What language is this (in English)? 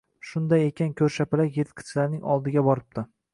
Uzbek